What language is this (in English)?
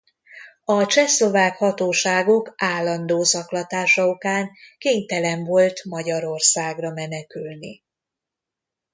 Hungarian